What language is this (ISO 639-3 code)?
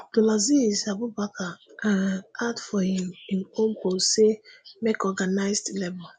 pcm